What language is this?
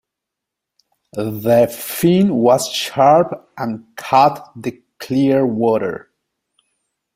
English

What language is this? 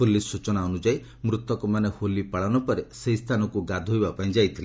Odia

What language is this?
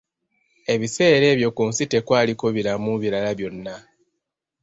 Ganda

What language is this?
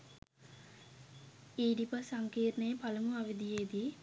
Sinhala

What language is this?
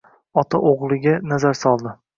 Uzbek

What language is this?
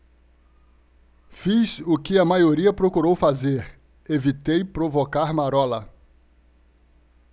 Portuguese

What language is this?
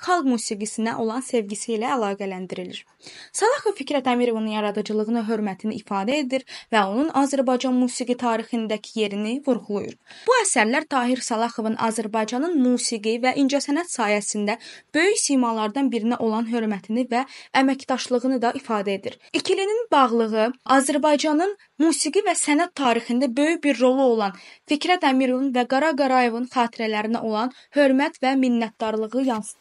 Turkish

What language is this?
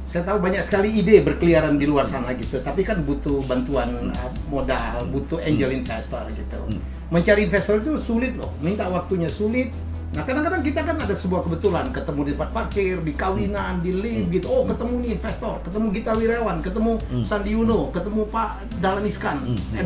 Indonesian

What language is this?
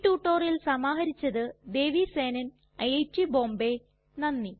Malayalam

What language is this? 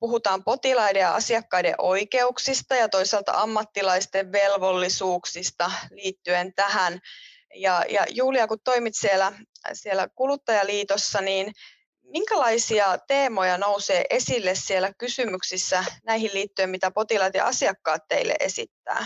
Finnish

